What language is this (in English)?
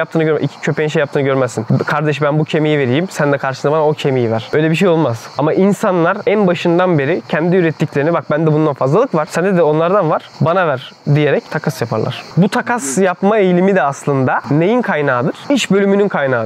Turkish